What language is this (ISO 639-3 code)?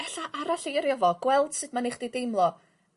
cym